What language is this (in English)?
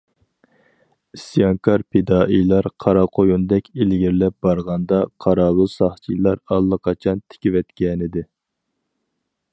Uyghur